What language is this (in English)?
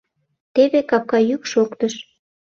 Mari